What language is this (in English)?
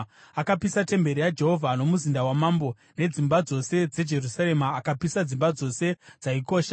Shona